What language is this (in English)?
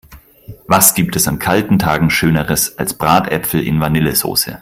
German